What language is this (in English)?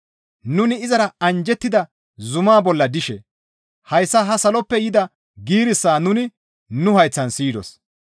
Gamo